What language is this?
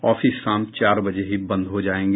Hindi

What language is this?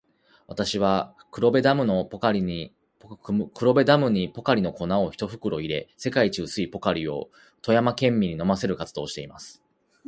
Japanese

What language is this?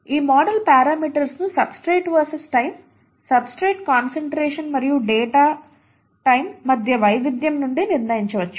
Telugu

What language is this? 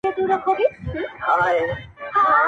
Pashto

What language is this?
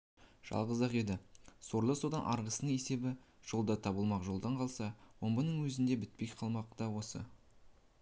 Kazakh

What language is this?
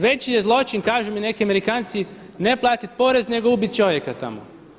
Croatian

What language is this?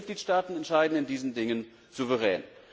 German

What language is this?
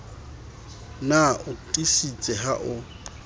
Southern Sotho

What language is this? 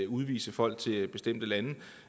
Danish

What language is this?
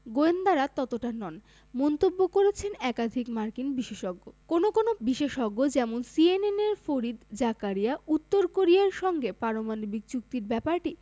Bangla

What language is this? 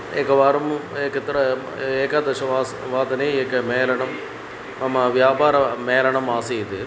Sanskrit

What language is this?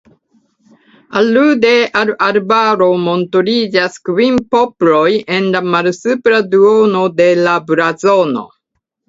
Esperanto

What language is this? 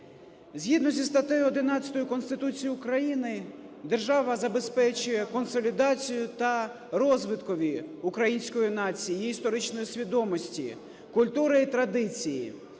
Ukrainian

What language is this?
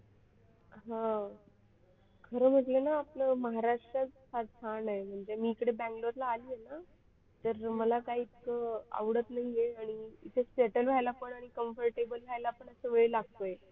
Marathi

